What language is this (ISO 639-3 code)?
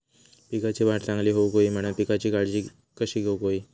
mar